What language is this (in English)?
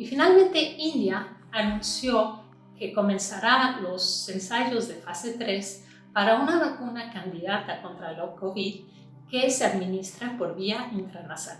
Spanish